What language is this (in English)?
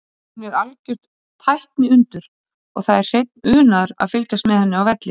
Icelandic